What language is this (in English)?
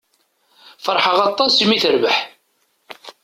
Kabyle